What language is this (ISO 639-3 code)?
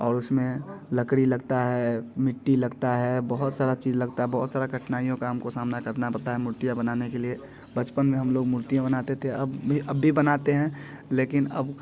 hin